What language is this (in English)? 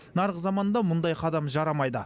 Kazakh